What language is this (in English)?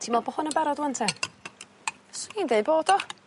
Welsh